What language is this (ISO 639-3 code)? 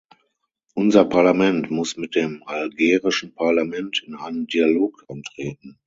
deu